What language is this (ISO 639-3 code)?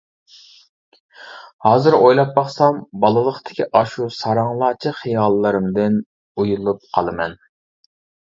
uig